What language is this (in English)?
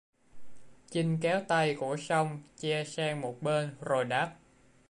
Vietnamese